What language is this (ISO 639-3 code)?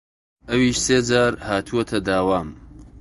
ckb